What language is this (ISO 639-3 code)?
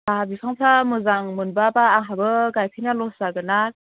brx